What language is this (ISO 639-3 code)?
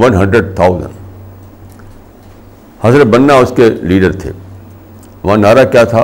urd